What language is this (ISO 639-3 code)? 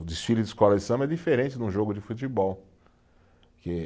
por